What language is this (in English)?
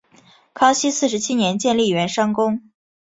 Chinese